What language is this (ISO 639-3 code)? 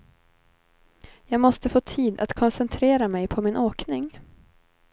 swe